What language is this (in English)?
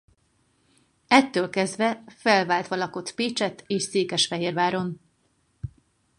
Hungarian